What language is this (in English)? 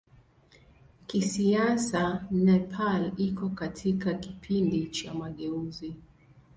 Swahili